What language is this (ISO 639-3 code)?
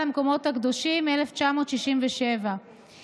heb